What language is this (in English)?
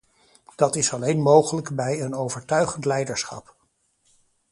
Dutch